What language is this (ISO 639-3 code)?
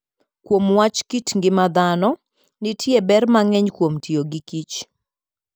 luo